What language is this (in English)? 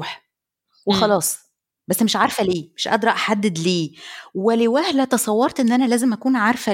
Arabic